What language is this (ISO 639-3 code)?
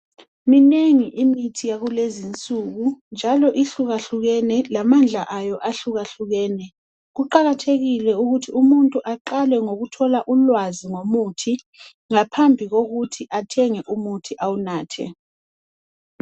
nde